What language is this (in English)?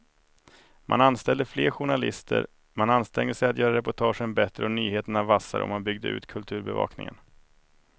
Swedish